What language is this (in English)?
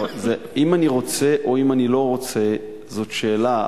Hebrew